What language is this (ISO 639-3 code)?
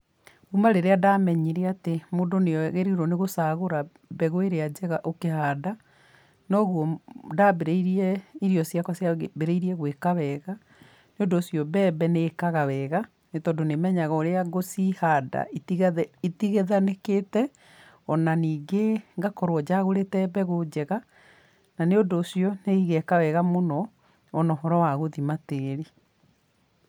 kik